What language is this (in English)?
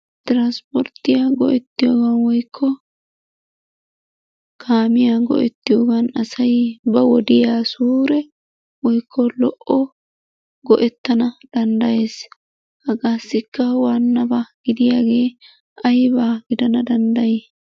Wolaytta